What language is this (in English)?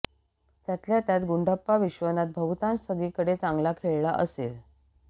Marathi